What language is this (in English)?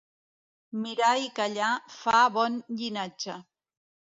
Catalan